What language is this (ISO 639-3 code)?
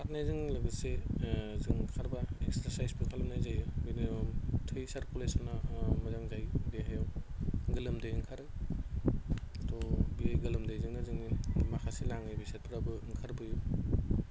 brx